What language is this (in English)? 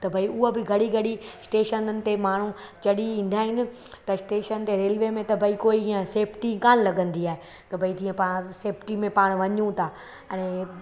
Sindhi